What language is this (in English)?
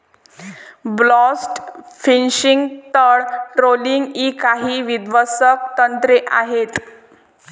Marathi